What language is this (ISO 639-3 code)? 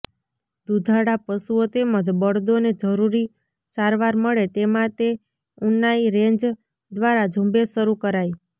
guj